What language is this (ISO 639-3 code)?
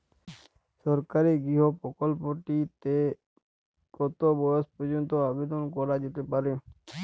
ben